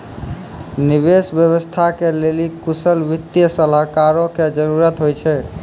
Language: Maithili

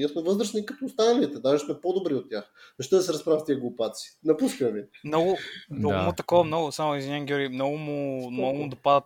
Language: Bulgarian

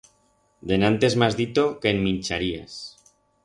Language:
Aragonese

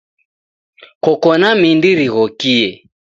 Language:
Taita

